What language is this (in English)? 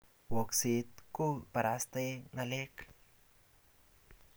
Kalenjin